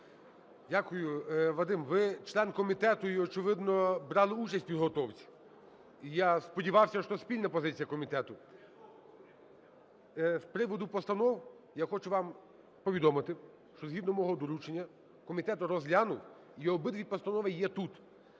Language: Ukrainian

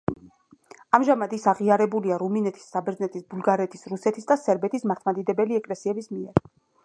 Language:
Georgian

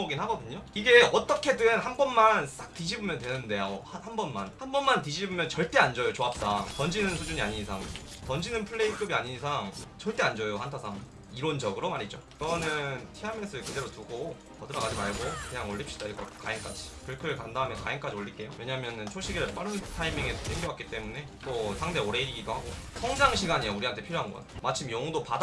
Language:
Korean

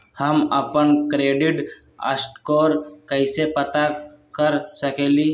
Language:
Magahi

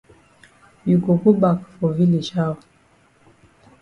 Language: Cameroon Pidgin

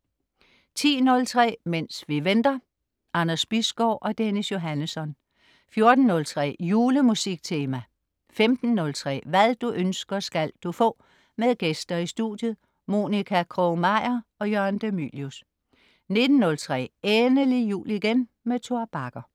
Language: Danish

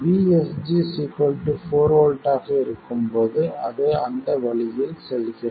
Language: Tamil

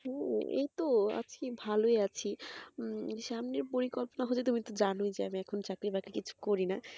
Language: Bangla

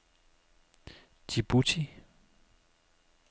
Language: Danish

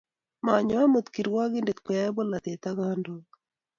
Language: Kalenjin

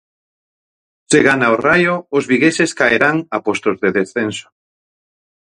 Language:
Galician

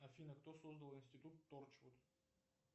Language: Russian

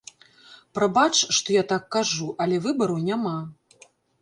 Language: Belarusian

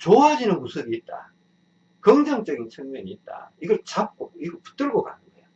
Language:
Korean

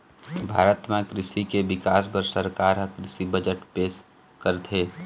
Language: Chhattisgarhi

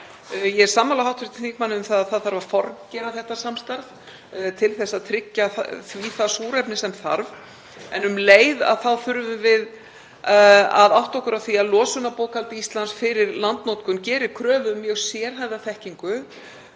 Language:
Icelandic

